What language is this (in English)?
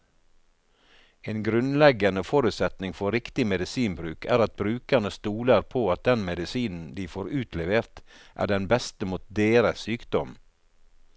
Norwegian